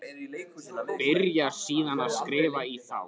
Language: Icelandic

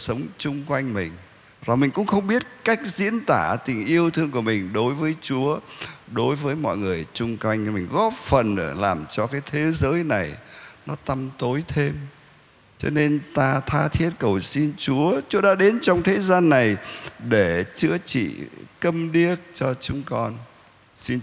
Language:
Vietnamese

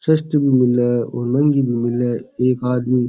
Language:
Rajasthani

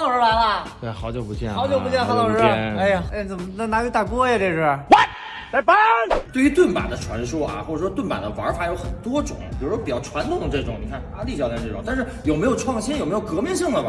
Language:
Chinese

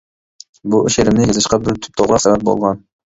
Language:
Uyghur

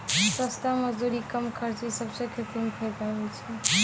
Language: Maithili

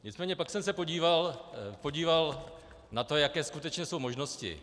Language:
Czech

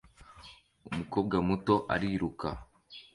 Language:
Kinyarwanda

